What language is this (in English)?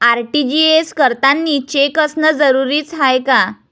Marathi